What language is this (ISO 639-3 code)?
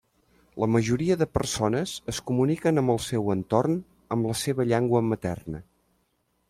cat